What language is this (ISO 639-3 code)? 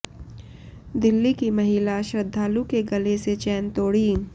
hin